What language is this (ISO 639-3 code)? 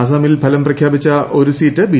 mal